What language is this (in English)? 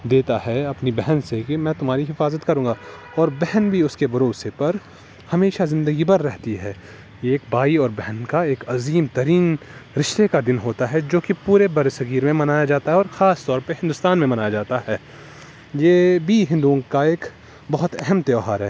Urdu